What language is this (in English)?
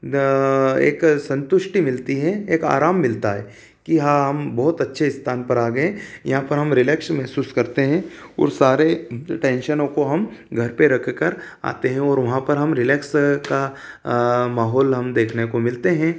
Hindi